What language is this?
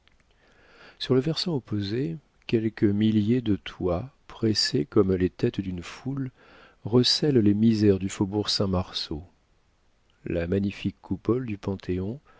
French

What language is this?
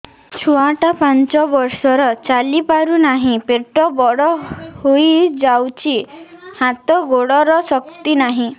Odia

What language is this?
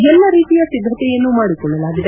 Kannada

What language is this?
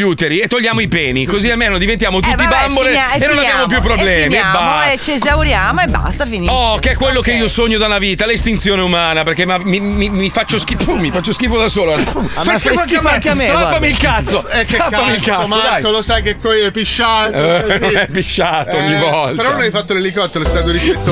Italian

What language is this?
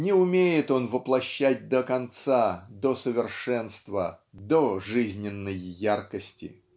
Russian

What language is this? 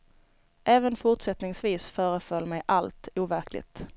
Swedish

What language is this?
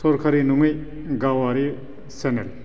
Bodo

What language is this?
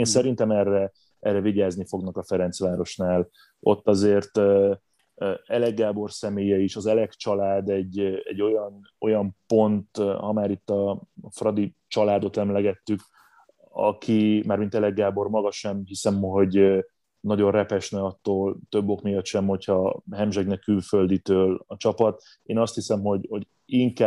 Hungarian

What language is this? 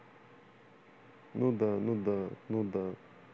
Russian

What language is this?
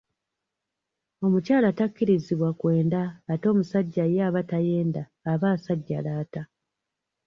Ganda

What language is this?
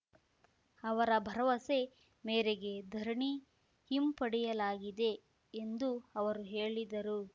Kannada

